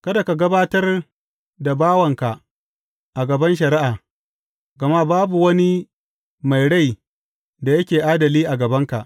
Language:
Hausa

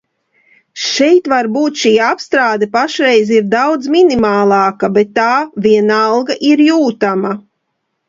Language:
Latvian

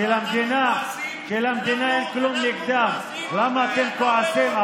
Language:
Hebrew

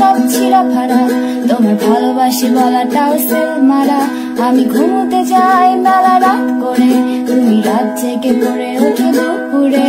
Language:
Korean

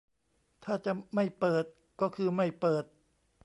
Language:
Thai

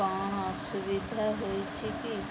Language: Odia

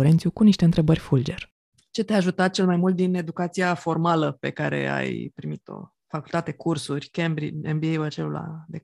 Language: Romanian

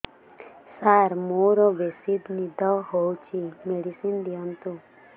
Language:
Odia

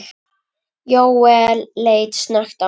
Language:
Icelandic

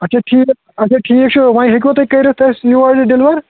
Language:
Kashmiri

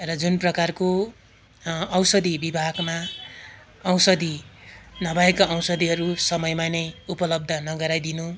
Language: Nepali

